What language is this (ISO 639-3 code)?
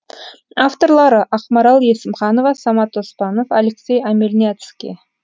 kaz